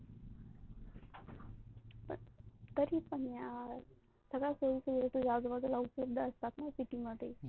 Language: Marathi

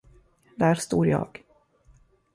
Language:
Swedish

